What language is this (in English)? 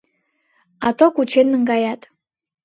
Mari